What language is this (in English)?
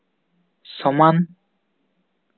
Santali